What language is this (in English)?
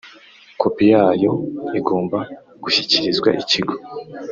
Kinyarwanda